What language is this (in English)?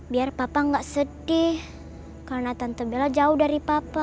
Indonesian